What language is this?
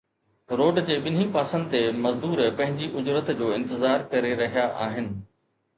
Sindhi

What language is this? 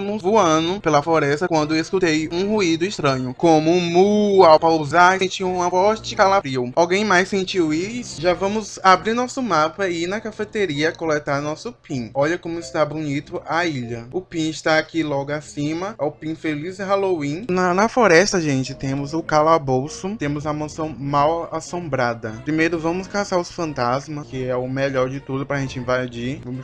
Portuguese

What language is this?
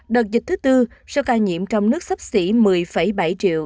Vietnamese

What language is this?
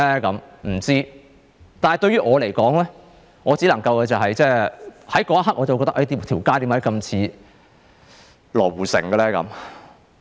Cantonese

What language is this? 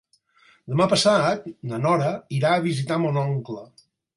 Catalan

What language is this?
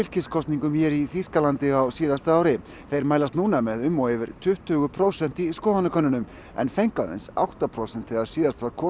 Icelandic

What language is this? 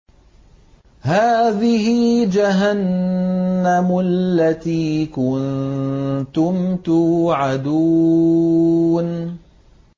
Arabic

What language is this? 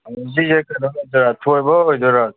Manipuri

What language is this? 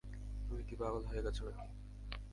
Bangla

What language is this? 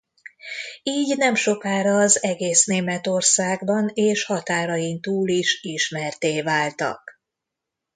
Hungarian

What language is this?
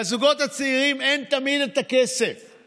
Hebrew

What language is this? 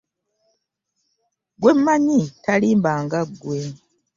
Ganda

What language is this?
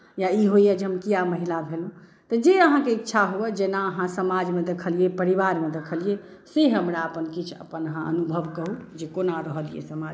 Maithili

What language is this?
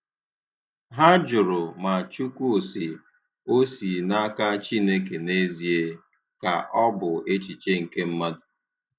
Igbo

